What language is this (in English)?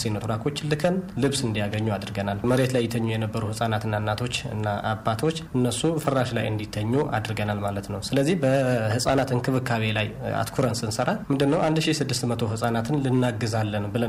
Amharic